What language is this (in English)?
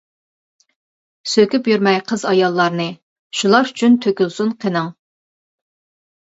Uyghur